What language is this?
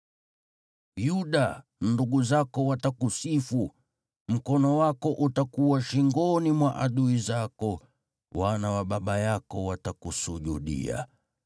Swahili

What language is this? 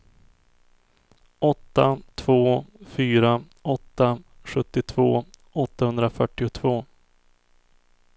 Swedish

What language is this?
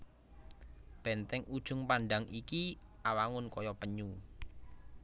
Javanese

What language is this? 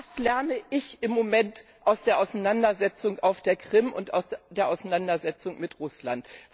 German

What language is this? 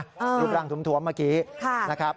Thai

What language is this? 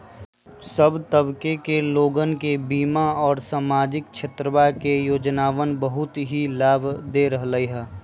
Magahi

